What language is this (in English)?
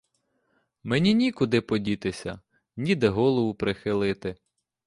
Ukrainian